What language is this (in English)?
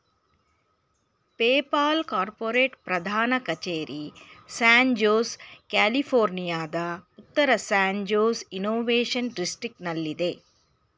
Kannada